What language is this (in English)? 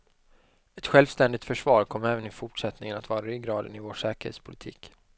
Swedish